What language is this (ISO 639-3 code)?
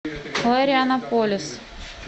rus